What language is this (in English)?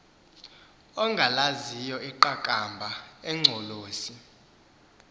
Xhosa